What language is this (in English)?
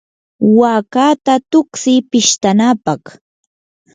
Yanahuanca Pasco Quechua